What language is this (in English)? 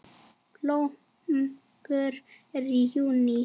Icelandic